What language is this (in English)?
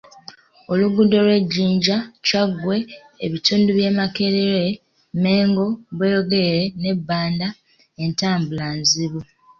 Ganda